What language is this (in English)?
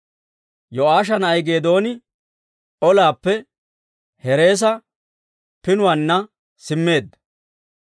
Dawro